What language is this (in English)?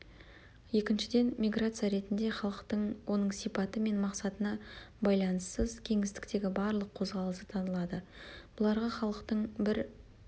Kazakh